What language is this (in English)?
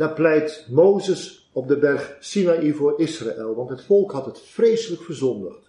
Dutch